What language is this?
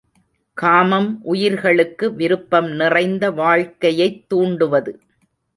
Tamil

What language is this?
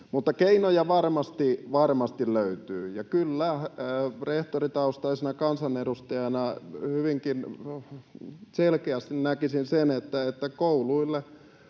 Finnish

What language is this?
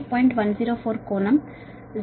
Telugu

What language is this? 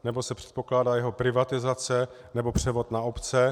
Czech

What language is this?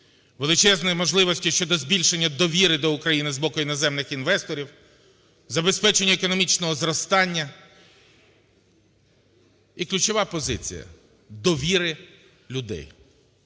Ukrainian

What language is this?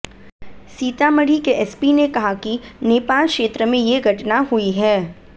Hindi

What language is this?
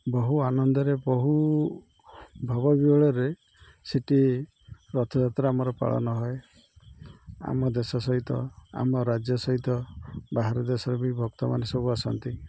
Odia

